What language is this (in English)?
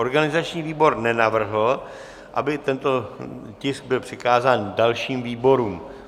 Czech